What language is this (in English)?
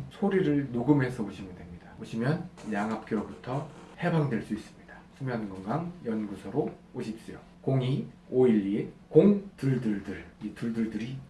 Korean